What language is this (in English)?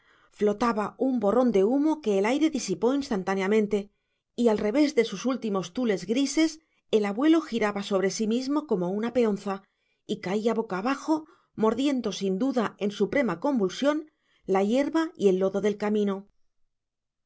Spanish